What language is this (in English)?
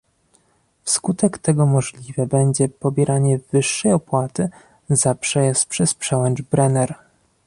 Polish